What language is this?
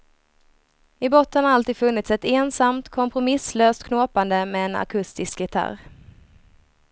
Swedish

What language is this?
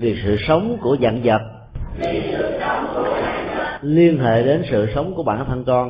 Vietnamese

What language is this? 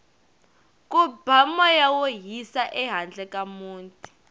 Tsonga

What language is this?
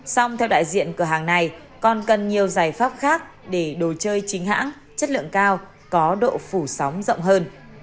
Vietnamese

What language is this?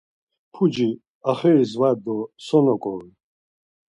Laz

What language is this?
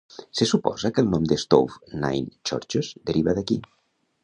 Catalan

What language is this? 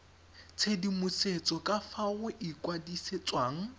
Tswana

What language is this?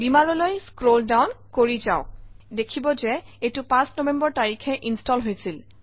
Assamese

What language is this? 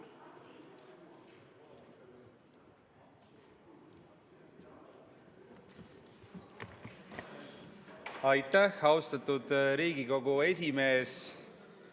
Estonian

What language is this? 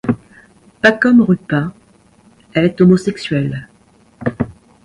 French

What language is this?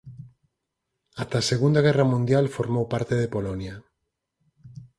Galician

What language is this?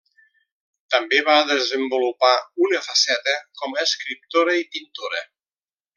Catalan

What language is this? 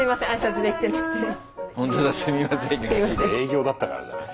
Japanese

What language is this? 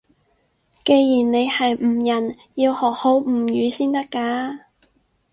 Cantonese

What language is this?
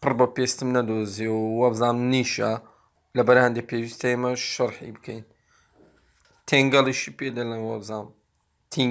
Turkish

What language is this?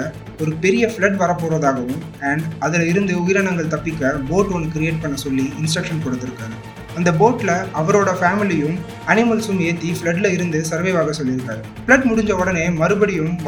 Tamil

